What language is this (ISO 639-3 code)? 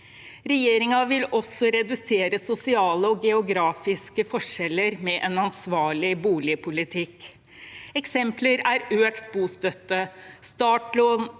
nor